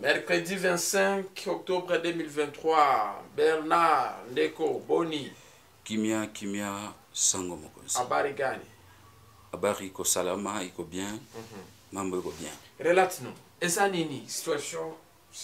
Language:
French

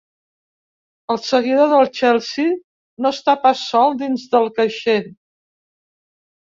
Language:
Catalan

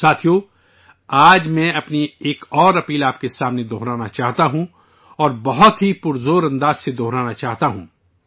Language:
Urdu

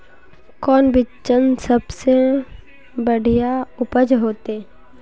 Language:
Magahi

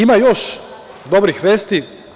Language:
Serbian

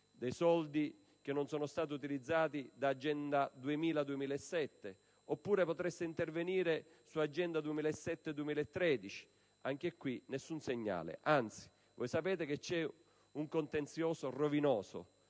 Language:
Italian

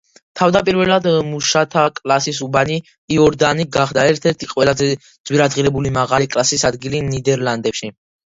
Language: Georgian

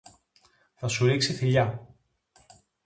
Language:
Greek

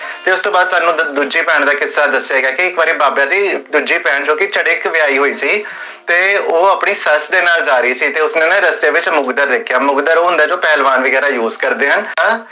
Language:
Punjabi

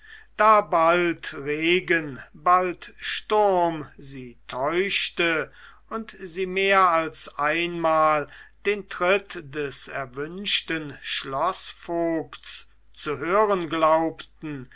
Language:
German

